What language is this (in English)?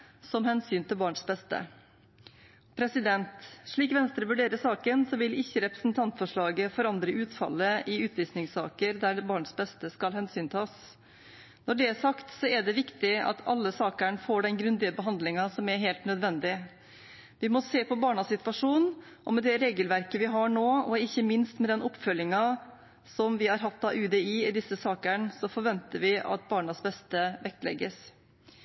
Norwegian Bokmål